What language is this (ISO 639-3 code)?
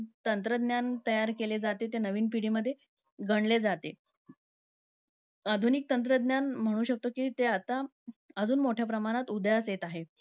mar